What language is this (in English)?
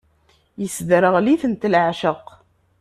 Kabyle